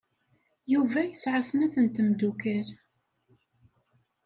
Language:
Kabyle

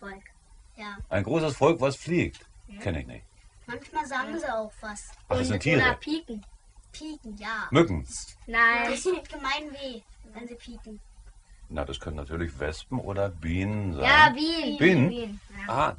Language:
German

